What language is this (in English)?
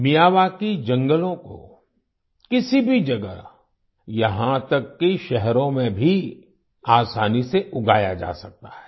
Hindi